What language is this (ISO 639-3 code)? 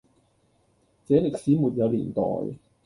yue